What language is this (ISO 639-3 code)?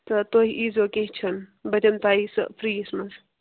kas